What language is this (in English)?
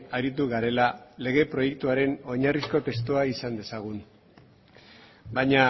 Basque